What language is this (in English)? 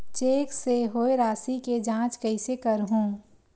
Chhattisgarhi